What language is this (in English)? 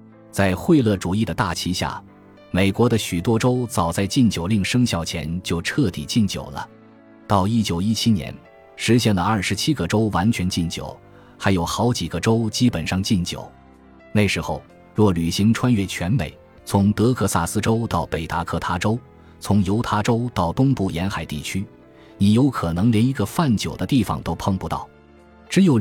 Chinese